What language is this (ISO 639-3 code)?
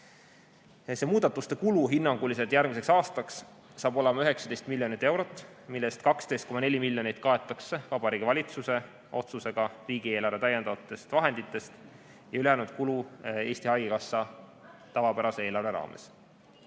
est